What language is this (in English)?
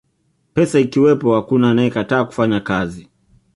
Swahili